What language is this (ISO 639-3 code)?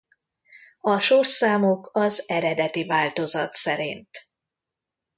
hun